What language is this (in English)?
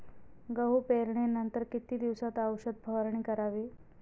Marathi